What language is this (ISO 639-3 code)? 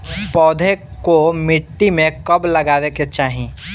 bho